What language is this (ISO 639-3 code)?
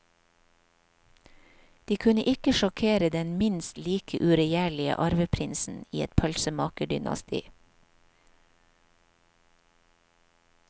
nor